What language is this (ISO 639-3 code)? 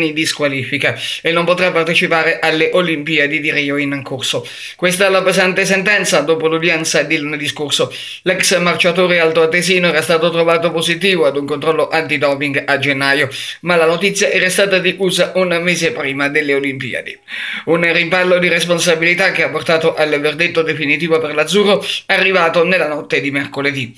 ita